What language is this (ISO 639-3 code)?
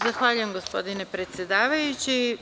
srp